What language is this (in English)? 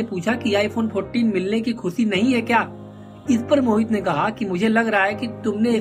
Hindi